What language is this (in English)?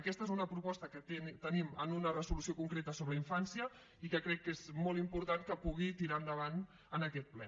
Catalan